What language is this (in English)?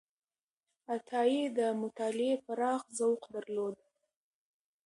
Pashto